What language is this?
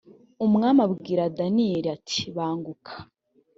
Kinyarwanda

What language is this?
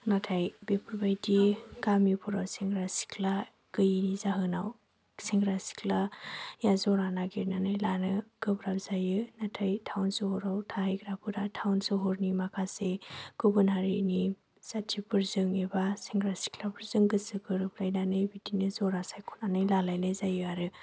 Bodo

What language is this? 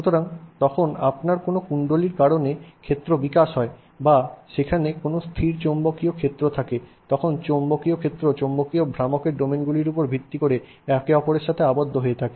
Bangla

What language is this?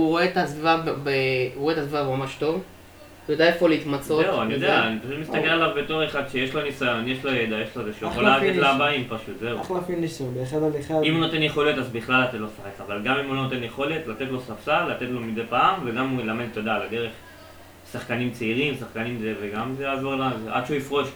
Hebrew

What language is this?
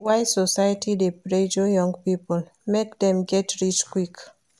Nigerian Pidgin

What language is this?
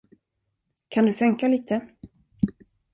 Swedish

